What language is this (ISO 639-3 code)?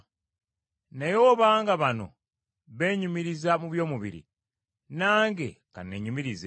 lug